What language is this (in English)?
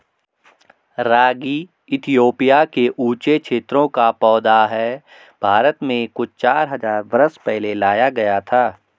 Hindi